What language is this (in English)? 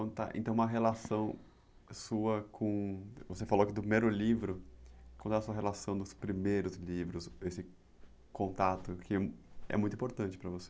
Portuguese